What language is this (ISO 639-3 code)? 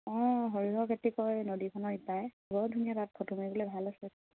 asm